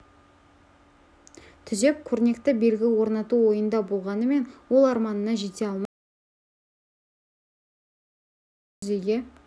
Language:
Kazakh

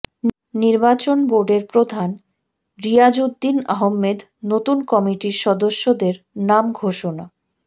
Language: Bangla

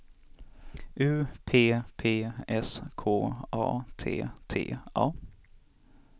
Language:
Swedish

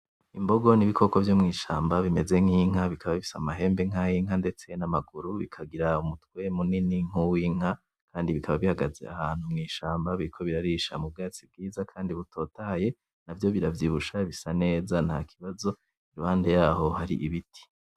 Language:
Rundi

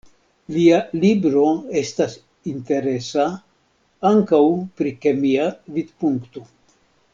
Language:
Esperanto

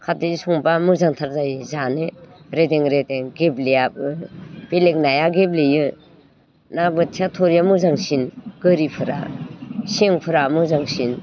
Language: Bodo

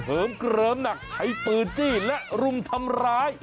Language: Thai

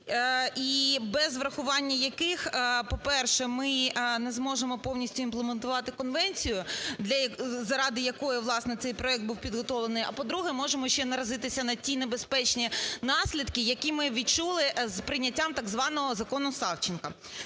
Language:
Ukrainian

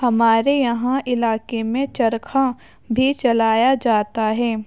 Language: Urdu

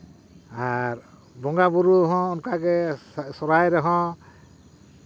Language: Santali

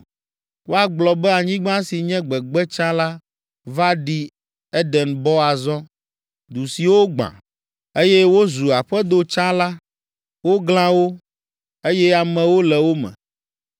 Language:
Ewe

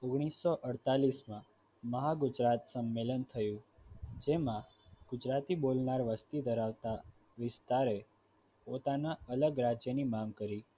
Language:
Gujarati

